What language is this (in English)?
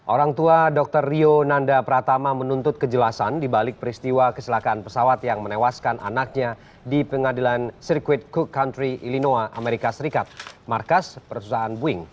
Indonesian